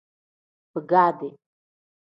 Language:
Tem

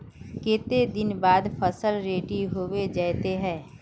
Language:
Magahi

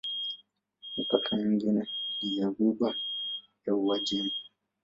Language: Swahili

